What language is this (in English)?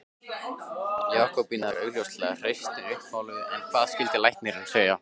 Icelandic